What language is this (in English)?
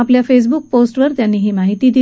Marathi